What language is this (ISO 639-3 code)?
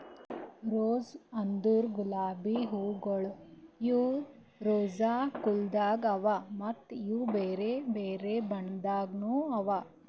kan